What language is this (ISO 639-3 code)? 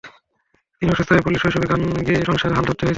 ben